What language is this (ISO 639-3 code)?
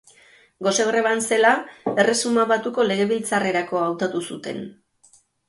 eus